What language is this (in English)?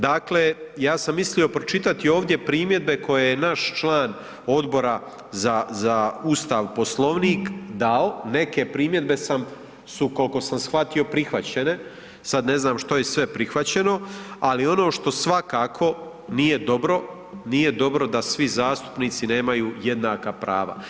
Croatian